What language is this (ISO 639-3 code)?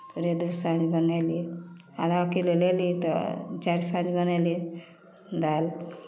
mai